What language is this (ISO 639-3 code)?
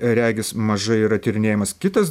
lit